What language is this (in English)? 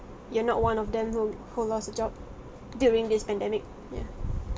English